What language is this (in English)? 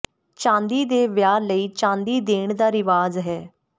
Punjabi